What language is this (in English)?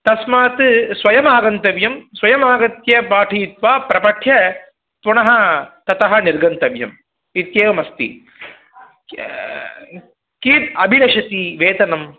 Sanskrit